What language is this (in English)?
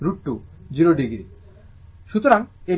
Bangla